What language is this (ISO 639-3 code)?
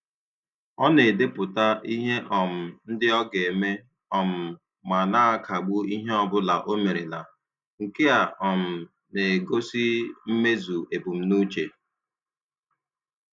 ibo